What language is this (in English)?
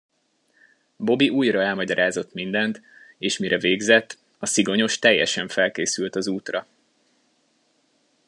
Hungarian